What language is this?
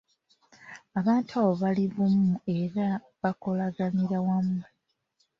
Ganda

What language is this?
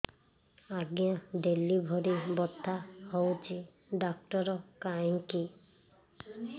Odia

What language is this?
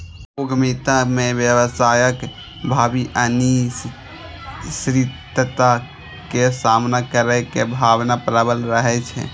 Maithili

